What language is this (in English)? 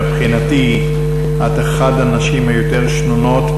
Hebrew